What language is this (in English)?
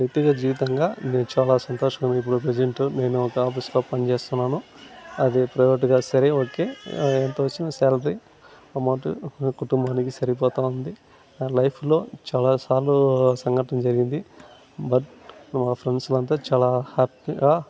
Telugu